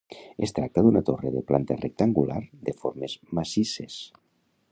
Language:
Catalan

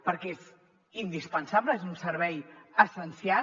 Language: Catalan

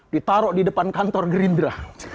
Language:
Indonesian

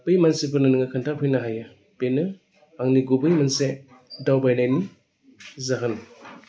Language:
Bodo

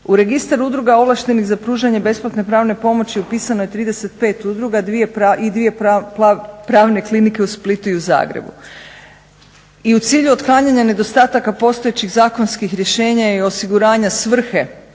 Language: Croatian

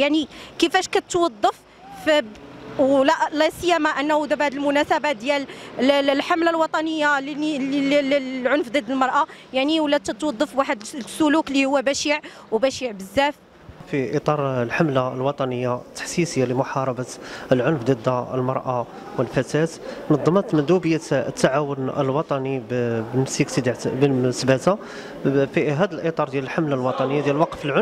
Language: Arabic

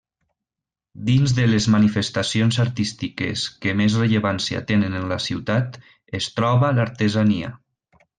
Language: Catalan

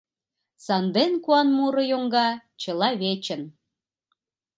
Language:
Mari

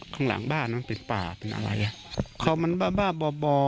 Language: Thai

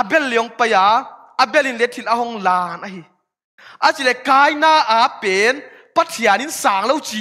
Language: Thai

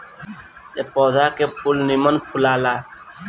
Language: Bhojpuri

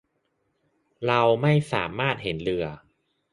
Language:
Thai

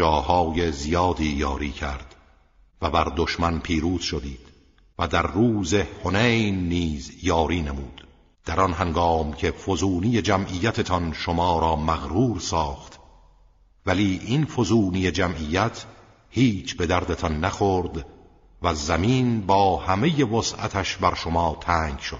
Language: Persian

